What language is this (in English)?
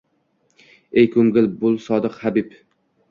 Uzbek